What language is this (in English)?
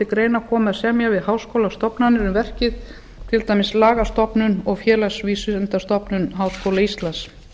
Icelandic